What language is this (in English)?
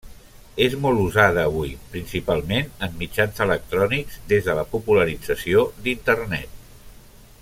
Catalan